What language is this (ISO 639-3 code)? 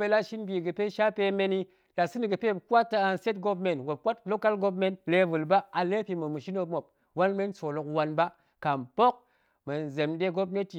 ank